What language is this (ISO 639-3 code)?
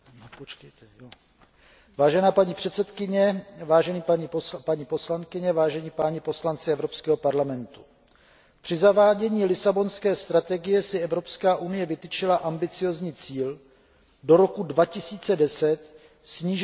ces